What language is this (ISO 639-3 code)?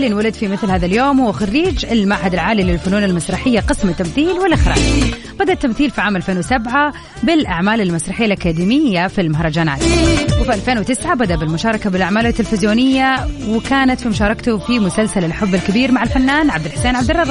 ara